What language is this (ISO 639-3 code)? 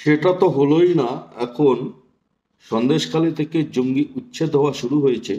ben